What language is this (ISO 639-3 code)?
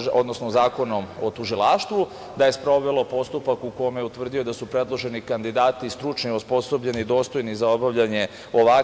srp